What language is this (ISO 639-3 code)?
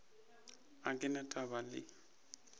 nso